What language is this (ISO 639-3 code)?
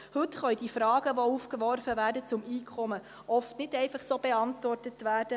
gsw